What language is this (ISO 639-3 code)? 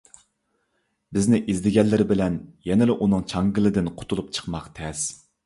uig